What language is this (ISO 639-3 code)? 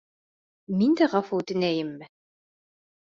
bak